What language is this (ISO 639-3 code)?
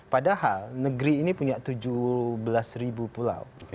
ind